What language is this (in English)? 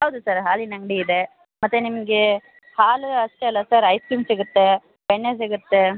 Kannada